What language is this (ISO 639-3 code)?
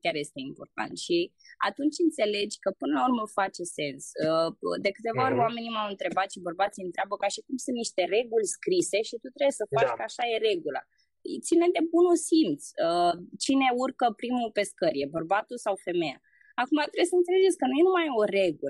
ron